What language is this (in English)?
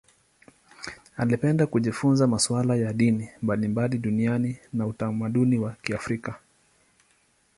Swahili